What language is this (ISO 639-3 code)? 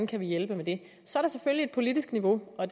dan